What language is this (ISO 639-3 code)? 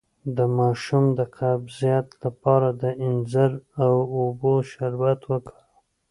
pus